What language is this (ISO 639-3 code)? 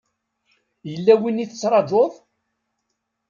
kab